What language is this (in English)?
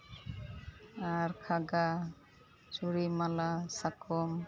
Santali